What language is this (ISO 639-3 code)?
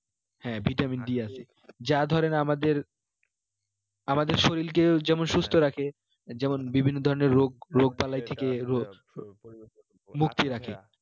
ben